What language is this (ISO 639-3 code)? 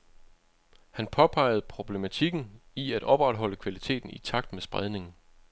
dan